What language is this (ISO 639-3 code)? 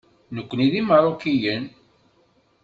kab